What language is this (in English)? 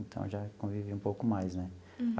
Portuguese